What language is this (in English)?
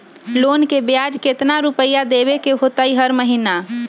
Magahi